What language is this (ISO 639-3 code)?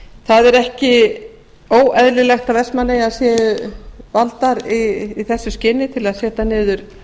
isl